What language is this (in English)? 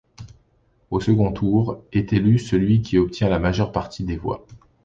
French